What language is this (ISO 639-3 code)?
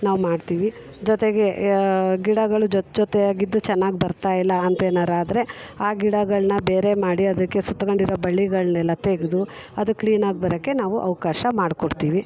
kan